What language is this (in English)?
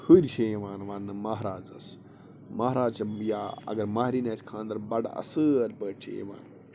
Kashmiri